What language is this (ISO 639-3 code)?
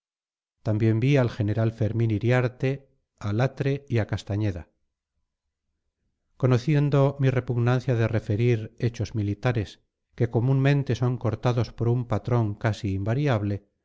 spa